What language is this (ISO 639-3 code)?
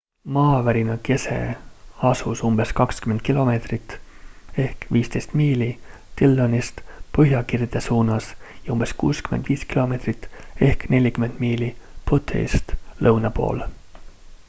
est